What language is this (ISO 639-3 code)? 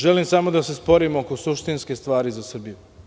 srp